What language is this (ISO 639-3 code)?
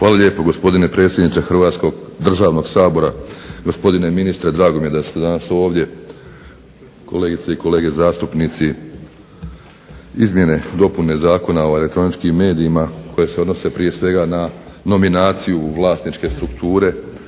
hrv